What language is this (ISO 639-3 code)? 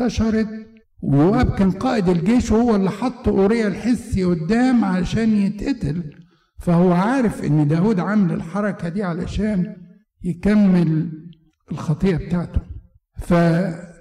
ara